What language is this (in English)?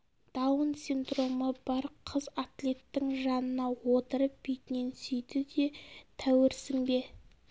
Kazakh